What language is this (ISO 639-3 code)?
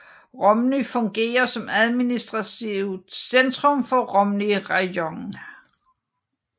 dan